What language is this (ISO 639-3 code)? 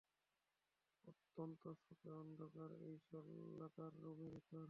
ben